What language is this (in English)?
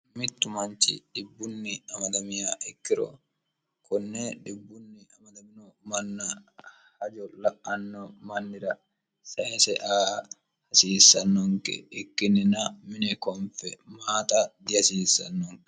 Sidamo